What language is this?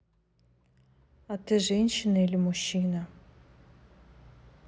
Russian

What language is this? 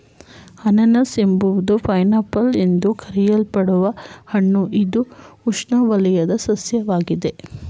Kannada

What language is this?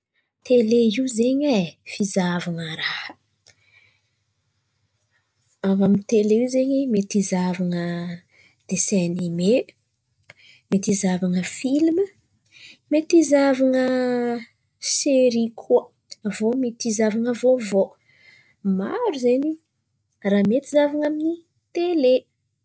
Antankarana Malagasy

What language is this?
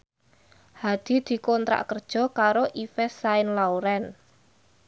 Javanese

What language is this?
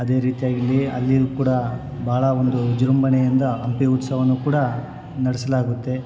Kannada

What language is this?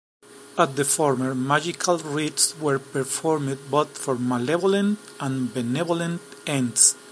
English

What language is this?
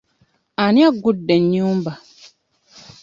Ganda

